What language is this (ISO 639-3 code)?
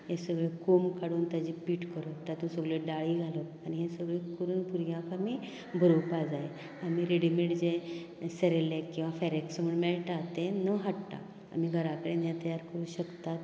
kok